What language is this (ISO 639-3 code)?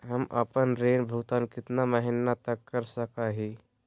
mag